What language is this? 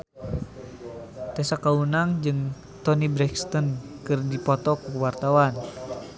Sundanese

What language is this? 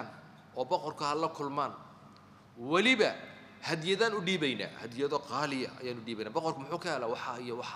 Arabic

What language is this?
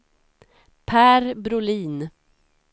Swedish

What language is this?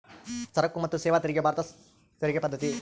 Kannada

